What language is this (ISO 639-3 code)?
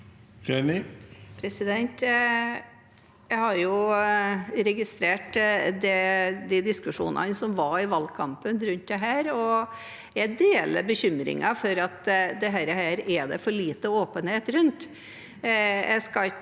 nor